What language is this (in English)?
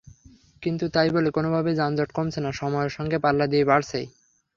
Bangla